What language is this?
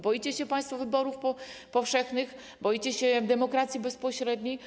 Polish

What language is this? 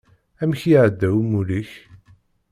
Kabyle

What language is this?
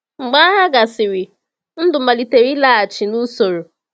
Igbo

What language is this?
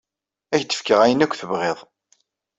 Kabyle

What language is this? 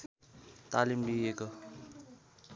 Nepali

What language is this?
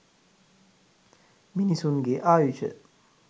Sinhala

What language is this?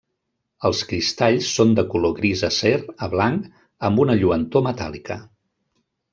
Catalan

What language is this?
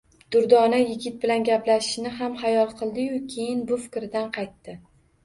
Uzbek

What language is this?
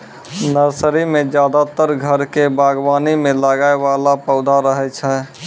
Maithili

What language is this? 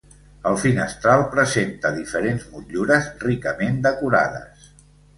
Catalan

